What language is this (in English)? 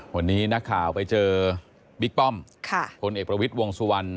Thai